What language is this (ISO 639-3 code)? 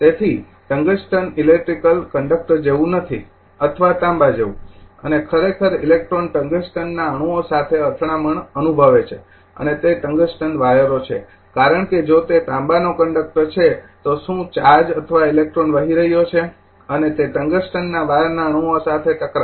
guj